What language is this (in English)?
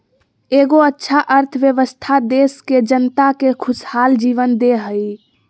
Magahi